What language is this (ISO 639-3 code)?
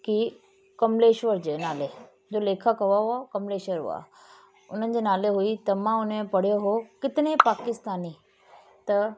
snd